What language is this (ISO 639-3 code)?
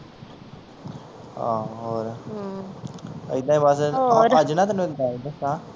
pan